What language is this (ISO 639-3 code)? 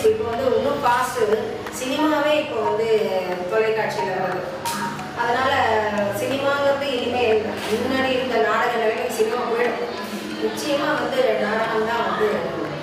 tam